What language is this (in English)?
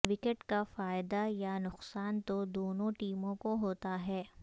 Urdu